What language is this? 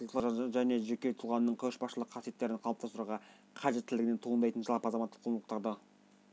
Kazakh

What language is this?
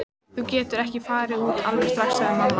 Icelandic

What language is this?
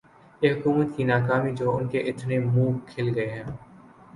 Urdu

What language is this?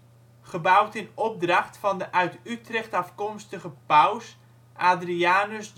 Dutch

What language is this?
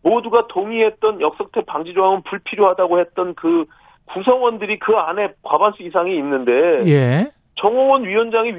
Korean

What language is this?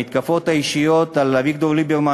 Hebrew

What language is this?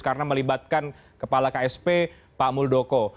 Indonesian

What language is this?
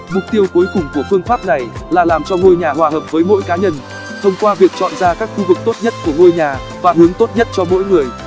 Vietnamese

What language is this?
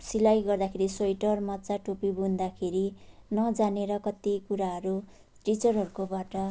Nepali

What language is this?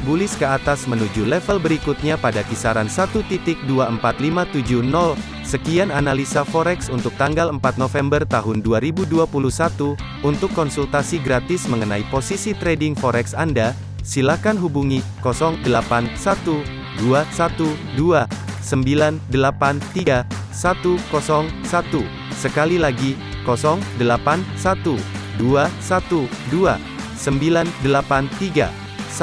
Indonesian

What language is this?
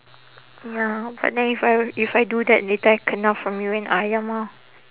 English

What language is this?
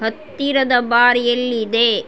Kannada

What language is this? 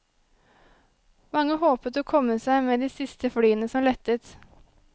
Norwegian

